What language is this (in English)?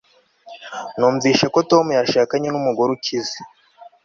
Kinyarwanda